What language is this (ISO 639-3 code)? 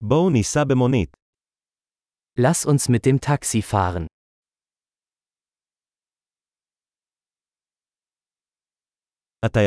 heb